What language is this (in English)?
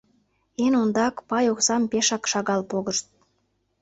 Mari